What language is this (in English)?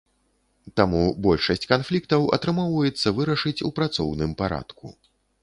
Belarusian